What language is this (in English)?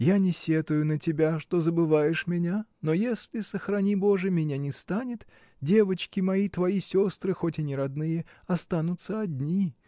Russian